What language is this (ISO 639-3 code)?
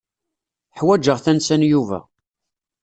kab